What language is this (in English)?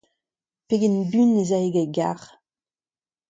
Breton